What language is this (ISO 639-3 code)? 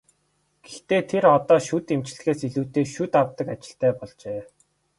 mon